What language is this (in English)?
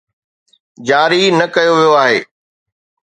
Sindhi